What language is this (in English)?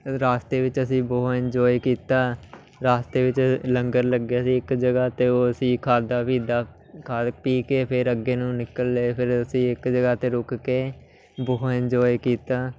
Punjabi